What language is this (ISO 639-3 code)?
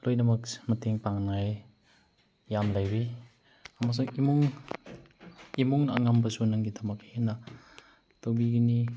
mni